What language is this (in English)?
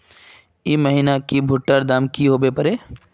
Magahi